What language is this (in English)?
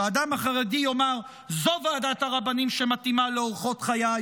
Hebrew